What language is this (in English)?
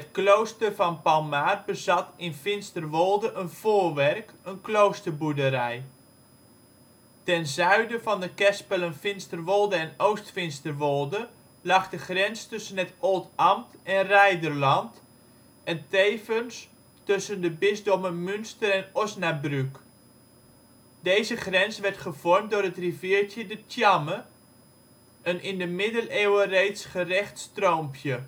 Dutch